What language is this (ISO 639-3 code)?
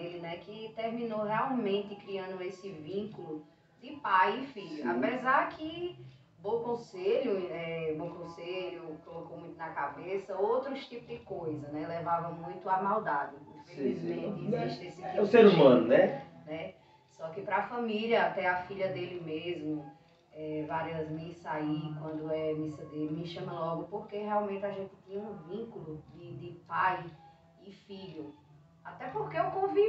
por